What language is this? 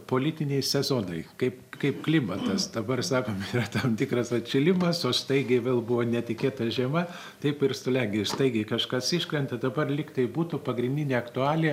Lithuanian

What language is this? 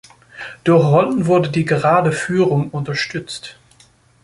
German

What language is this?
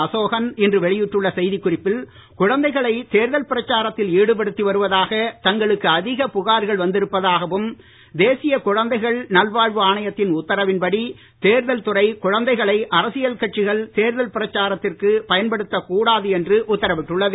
Tamil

